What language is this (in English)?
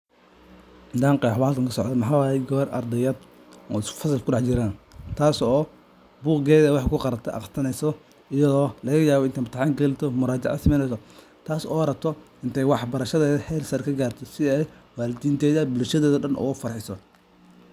Somali